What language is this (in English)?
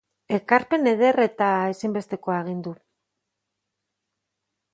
Basque